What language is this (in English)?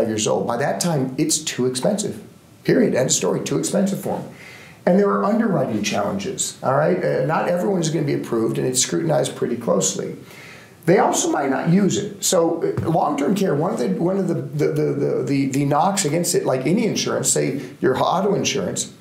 English